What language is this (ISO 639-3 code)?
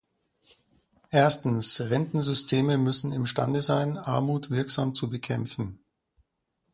deu